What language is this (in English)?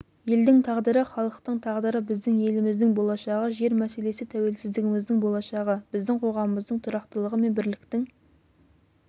Kazakh